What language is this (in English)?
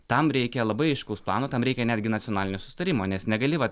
Lithuanian